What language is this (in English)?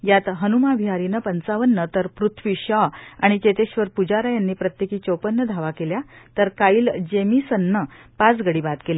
Marathi